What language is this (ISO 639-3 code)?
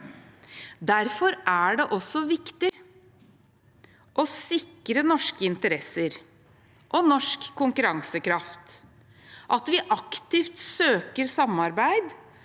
nor